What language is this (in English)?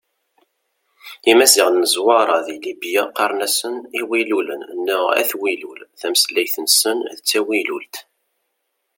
Kabyle